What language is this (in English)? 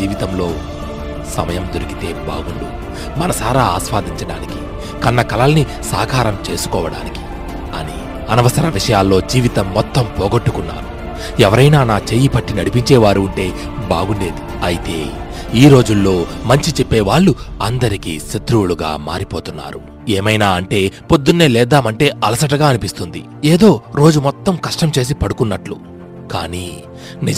Telugu